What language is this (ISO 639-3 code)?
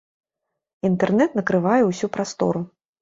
bel